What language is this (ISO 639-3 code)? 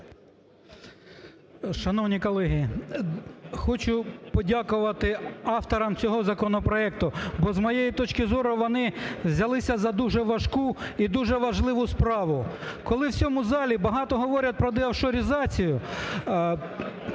ukr